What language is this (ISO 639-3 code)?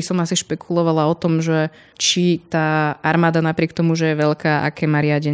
slk